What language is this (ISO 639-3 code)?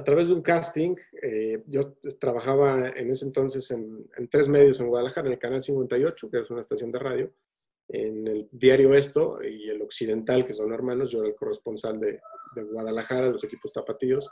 spa